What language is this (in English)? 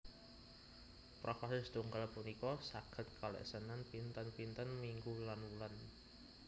Javanese